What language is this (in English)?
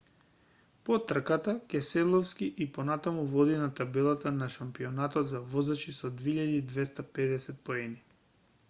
Macedonian